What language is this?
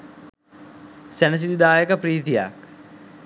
Sinhala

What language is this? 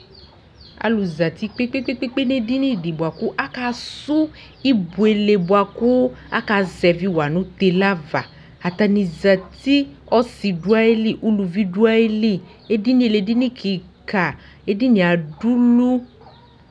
Ikposo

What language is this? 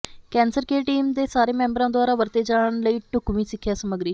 Punjabi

